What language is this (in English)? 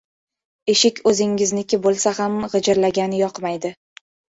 Uzbek